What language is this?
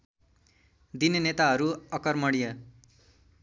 Nepali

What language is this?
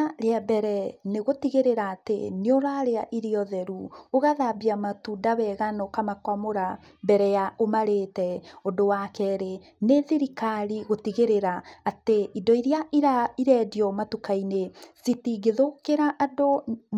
Kikuyu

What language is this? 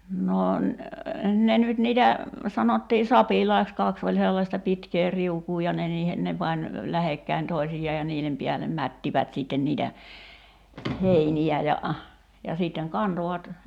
Finnish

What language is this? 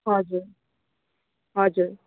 Nepali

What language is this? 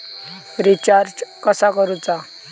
Marathi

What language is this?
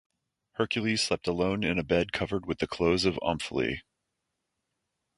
English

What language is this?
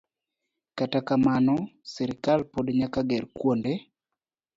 Luo (Kenya and Tanzania)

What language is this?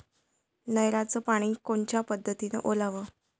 Marathi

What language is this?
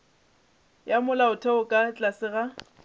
Northern Sotho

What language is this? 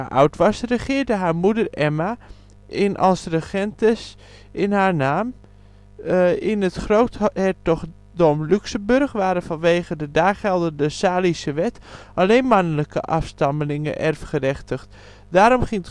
Dutch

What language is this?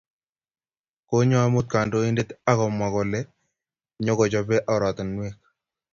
Kalenjin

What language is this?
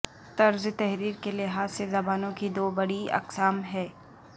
Urdu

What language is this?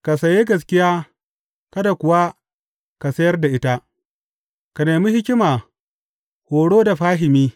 Hausa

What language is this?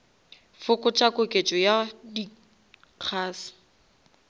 Northern Sotho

